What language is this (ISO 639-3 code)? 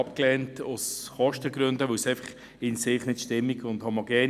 gsw